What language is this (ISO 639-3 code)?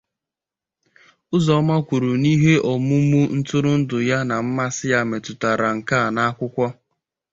ibo